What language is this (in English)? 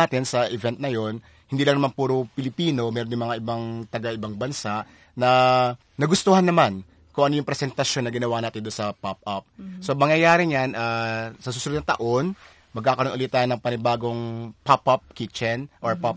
Filipino